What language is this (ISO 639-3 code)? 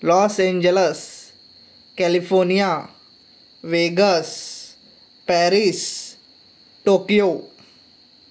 kok